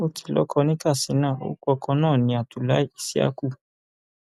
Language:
Yoruba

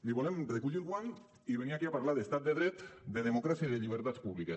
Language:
Catalan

